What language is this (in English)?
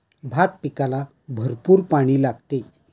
Marathi